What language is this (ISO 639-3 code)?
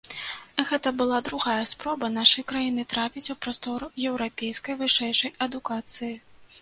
bel